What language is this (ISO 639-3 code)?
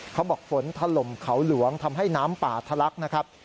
tha